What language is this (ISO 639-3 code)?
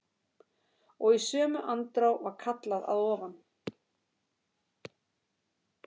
isl